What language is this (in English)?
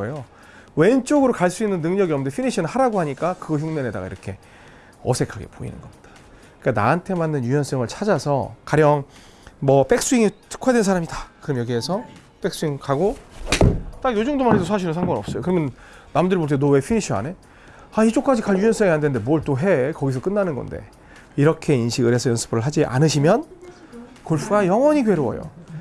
Korean